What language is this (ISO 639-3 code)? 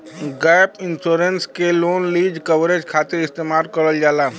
bho